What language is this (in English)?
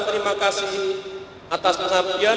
Indonesian